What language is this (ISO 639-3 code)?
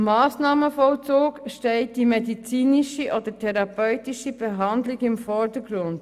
gsw